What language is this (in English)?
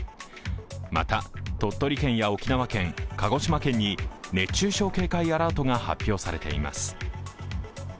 Japanese